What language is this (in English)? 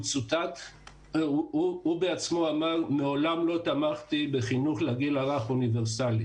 Hebrew